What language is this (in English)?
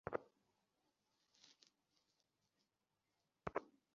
Bangla